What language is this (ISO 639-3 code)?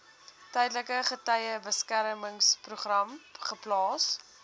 afr